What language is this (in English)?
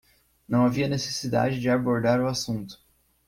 Portuguese